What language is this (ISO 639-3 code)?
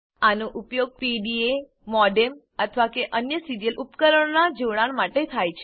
guj